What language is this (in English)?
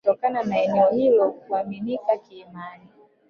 Swahili